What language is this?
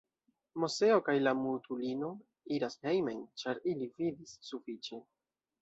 Esperanto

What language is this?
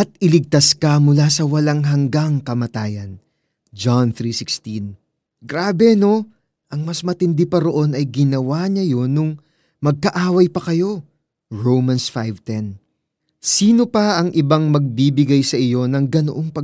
Filipino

